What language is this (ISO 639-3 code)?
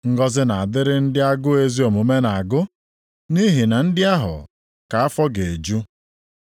ibo